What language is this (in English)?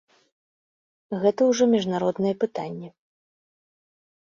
Belarusian